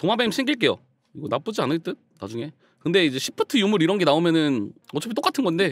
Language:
Korean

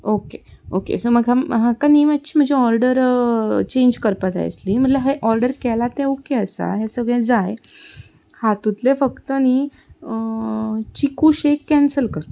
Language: Konkani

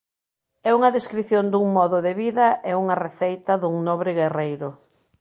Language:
Galician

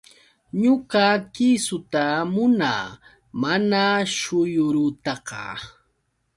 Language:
Yauyos Quechua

